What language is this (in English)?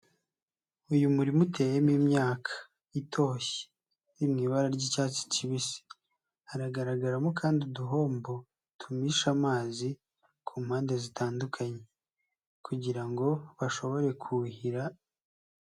Kinyarwanda